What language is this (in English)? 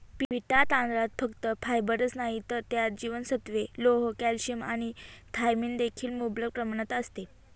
Marathi